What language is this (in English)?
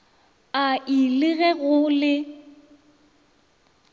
Northern Sotho